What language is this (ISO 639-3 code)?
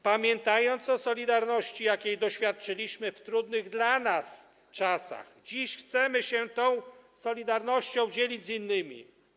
pol